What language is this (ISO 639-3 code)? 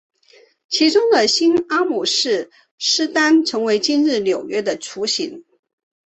zho